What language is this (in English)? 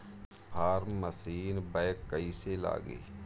Bhojpuri